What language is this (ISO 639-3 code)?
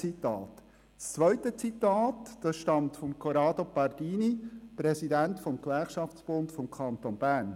gsw